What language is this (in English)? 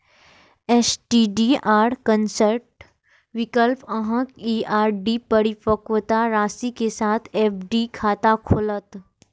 Maithili